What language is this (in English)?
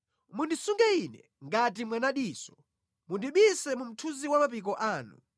Nyanja